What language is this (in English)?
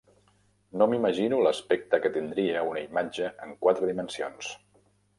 Catalan